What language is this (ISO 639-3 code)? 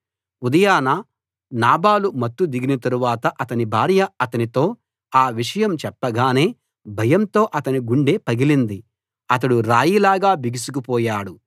tel